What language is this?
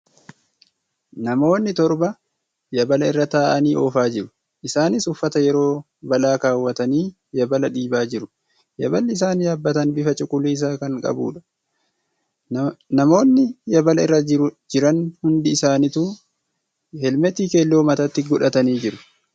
Oromo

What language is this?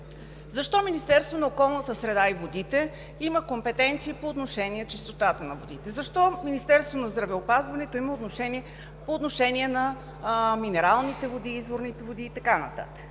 Bulgarian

